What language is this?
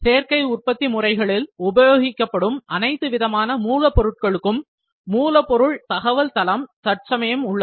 Tamil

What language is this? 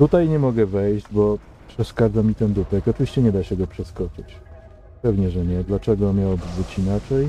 Polish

